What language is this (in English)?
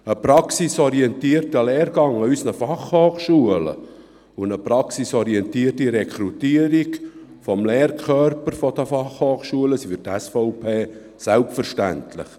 Swiss German